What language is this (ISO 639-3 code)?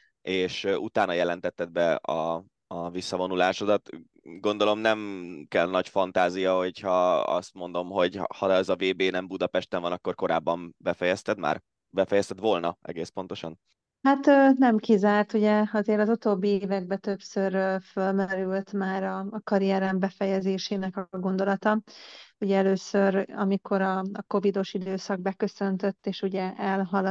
hun